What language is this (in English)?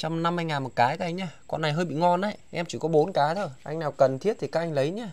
Vietnamese